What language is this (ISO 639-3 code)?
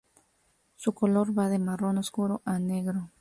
spa